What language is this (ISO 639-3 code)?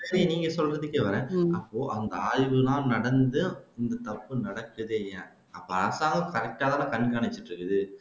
tam